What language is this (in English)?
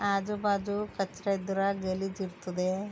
Kannada